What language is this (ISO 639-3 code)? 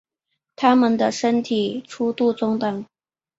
zho